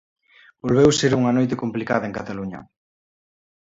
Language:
Galician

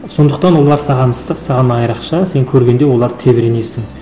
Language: Kazakh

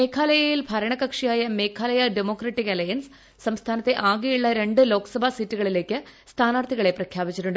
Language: Malayalam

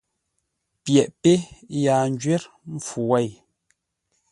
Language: Ngombale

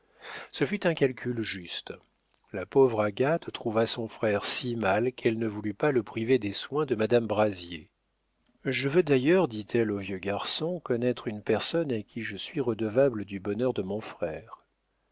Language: French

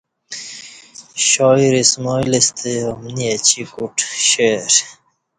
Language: Kati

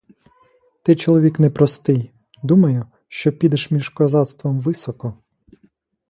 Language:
Ukrainian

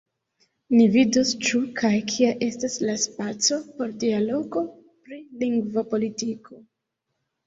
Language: Esperanto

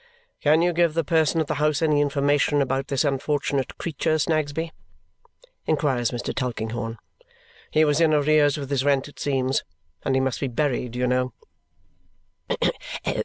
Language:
English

